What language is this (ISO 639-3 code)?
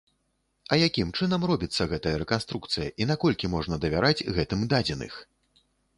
bel